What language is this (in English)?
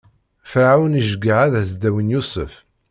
Kabyle